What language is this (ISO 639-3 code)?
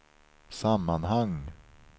swe